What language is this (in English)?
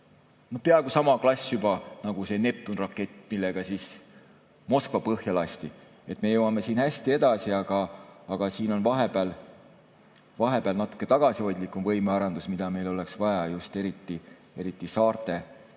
Estonian